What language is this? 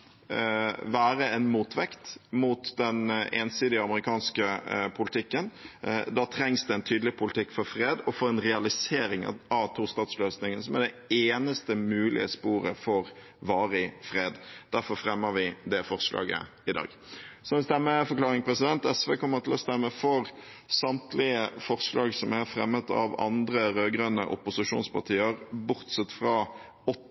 Norwegian Bokmål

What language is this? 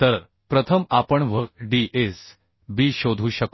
Marathi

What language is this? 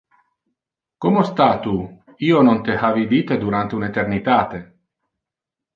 Interlingua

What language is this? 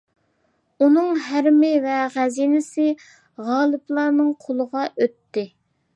Uyghur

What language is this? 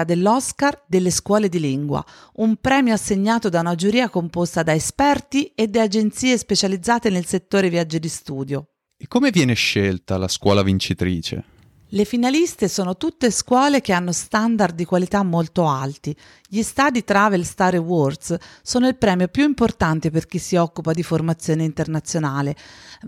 Italian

